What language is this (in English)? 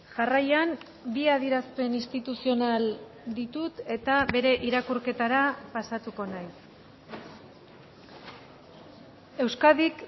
Basque